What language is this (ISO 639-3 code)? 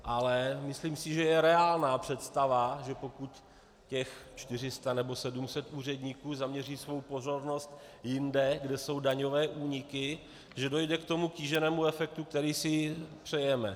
ces